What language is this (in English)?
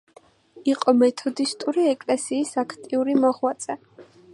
Georgian